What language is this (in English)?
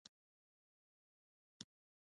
Pashto